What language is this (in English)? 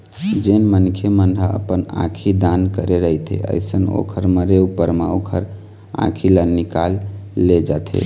Chhattisgarhi